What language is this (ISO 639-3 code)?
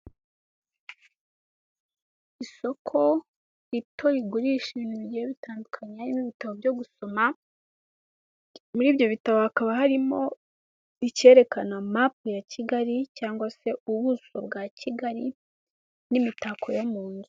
kin